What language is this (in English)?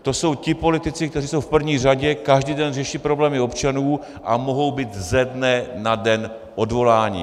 Czech